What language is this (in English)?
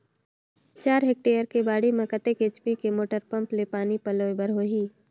Chhattisgarhi